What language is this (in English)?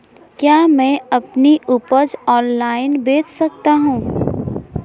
Hindi